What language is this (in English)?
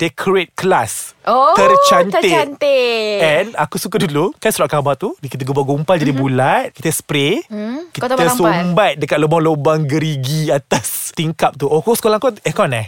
Malay